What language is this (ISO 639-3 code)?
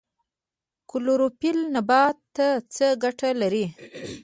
pus